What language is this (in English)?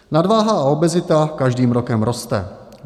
Czech